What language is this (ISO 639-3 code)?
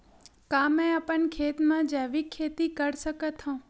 hne